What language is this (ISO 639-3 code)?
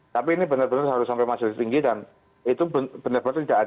ind